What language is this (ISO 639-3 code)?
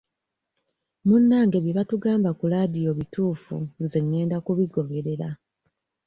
lug